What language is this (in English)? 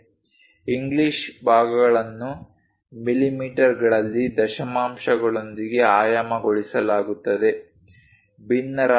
Kannada